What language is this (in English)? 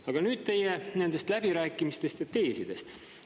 Estonian